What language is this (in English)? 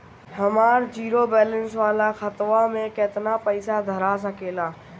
Bhojpuri